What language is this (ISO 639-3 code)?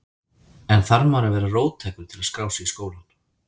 isl